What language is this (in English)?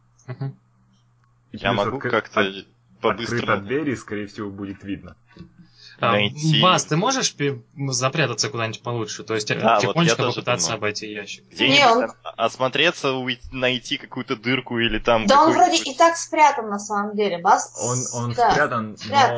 Russian